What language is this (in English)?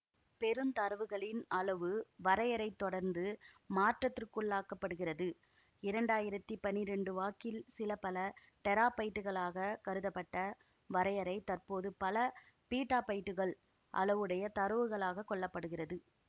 Tamil